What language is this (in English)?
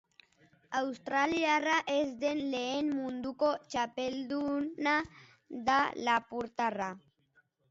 Basque